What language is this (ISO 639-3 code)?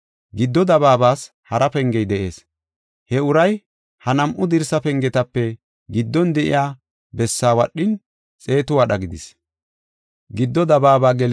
gof